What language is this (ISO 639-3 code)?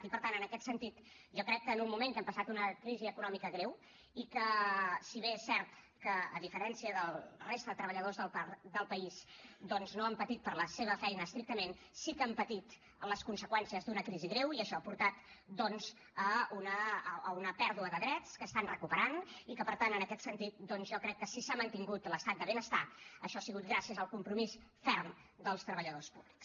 cat